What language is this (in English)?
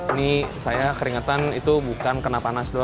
Indonesian